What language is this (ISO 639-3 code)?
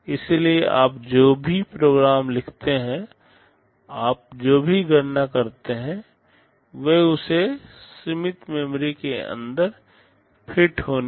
hin